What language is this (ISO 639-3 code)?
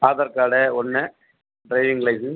tam